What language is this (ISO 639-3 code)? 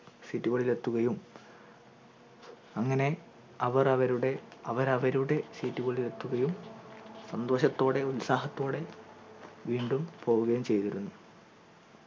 mal